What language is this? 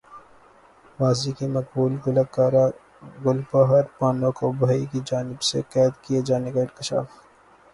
Urdu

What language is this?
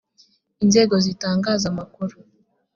Kinyarwanda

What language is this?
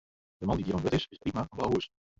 Western Frisian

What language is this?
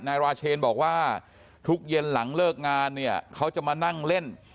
Thai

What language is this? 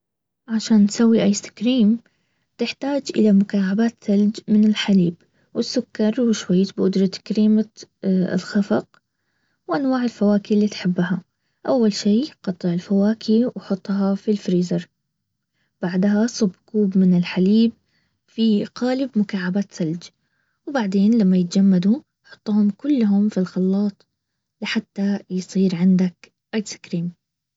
Baharna Arabic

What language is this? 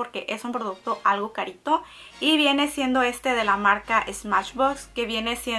Spanish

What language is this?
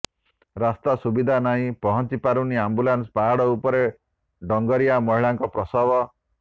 Odia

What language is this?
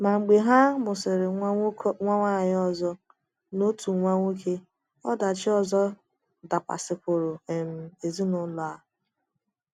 Igbo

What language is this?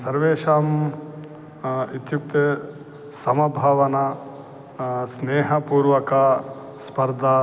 Sanskrit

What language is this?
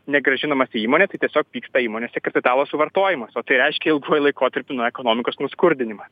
Lithuanian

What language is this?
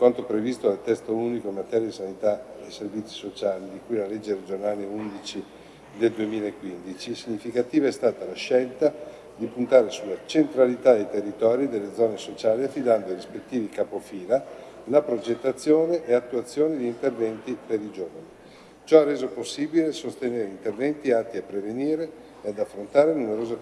Italian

